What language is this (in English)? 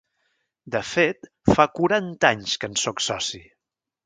Catalan